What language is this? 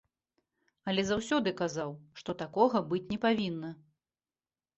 Belarusian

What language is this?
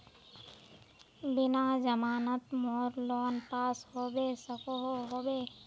Magahi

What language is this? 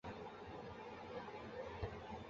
Chinese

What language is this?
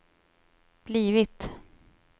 Swedish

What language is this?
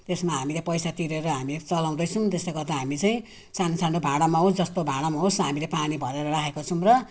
Nepali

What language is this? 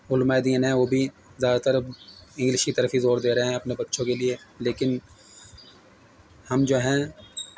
Urdu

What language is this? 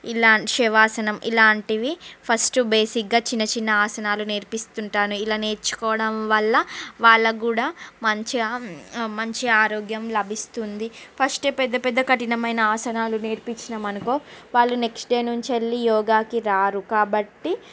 Telugu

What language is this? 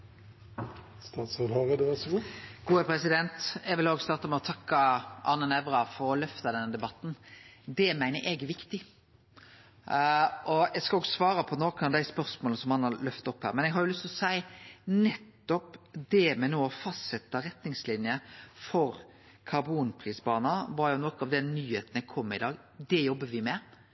Norwegian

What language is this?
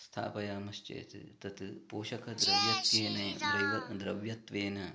Sanskrit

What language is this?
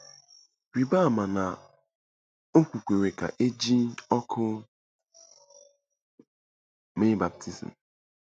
Igbo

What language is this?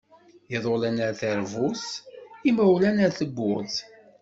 Kabyle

